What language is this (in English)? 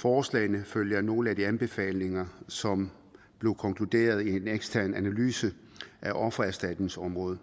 Danish